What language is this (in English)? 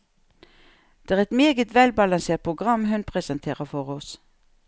Norwegian